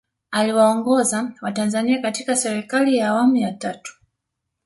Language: Swahili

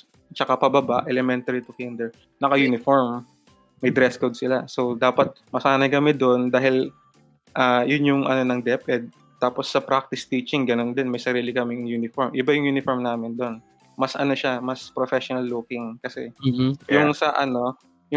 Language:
Filipino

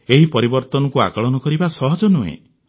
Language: Odia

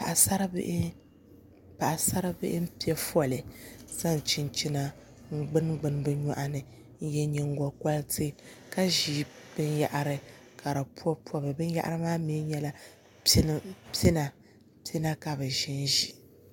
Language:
Dagbani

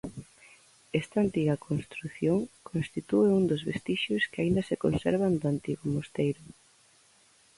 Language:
Galician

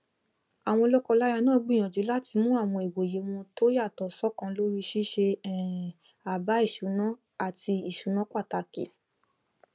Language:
Yoruba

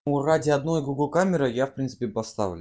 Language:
Russian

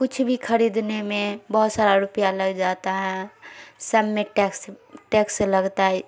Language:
Urdu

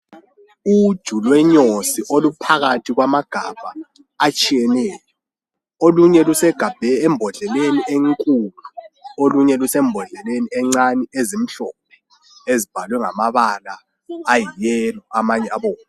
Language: North Ndebele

